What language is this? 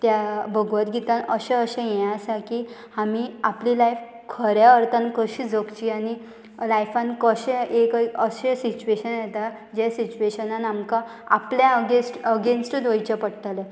Konkani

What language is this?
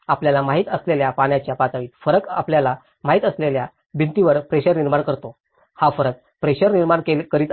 Marathi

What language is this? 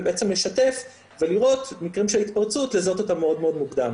Hebrew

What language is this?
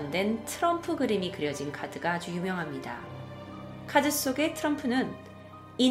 Korean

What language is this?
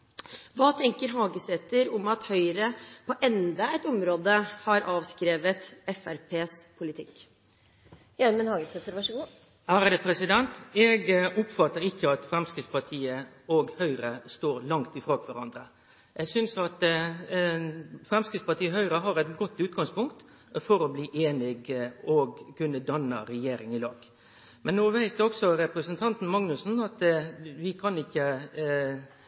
Norwegian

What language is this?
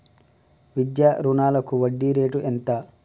Telugu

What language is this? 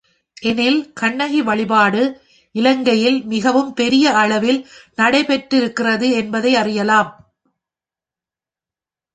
Tamil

